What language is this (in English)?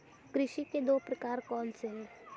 Hindi